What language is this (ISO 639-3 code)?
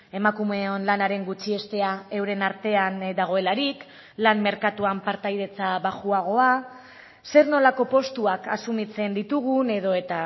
eus